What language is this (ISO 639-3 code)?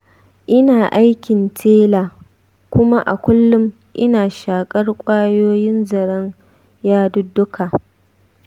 hau